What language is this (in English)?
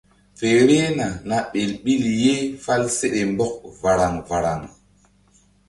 Mbum